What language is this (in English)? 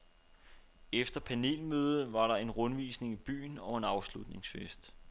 Danish